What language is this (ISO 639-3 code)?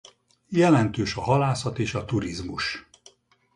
hun